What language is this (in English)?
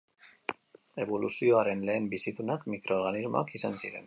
Basque